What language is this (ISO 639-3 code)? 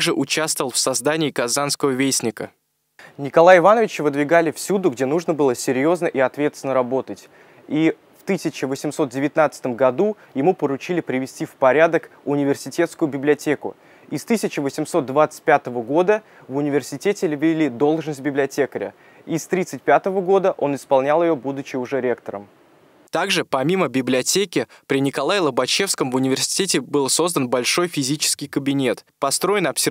rus